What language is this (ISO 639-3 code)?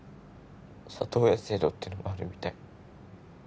jpn